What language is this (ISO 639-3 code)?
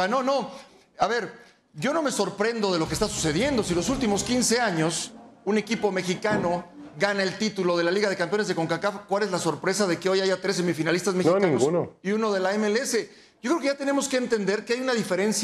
spa